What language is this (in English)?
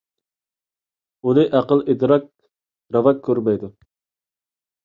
Uyghur